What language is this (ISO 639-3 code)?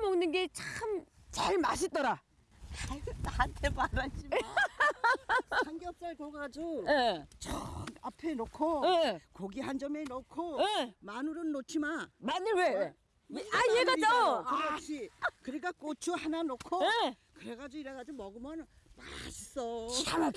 kor